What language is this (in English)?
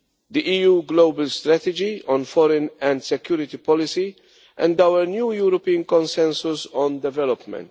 English